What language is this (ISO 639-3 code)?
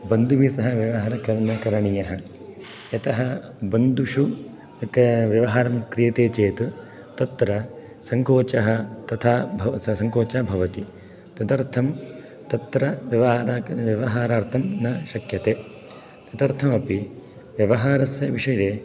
san